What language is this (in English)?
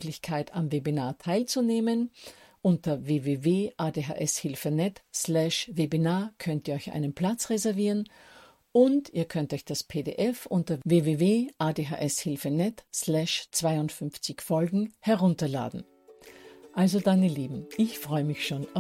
German